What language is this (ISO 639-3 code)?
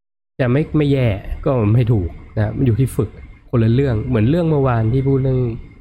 tha